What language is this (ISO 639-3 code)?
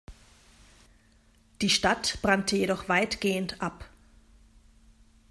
deu